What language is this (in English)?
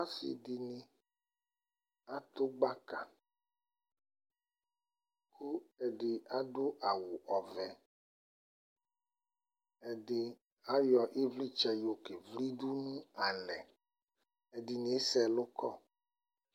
Ikposo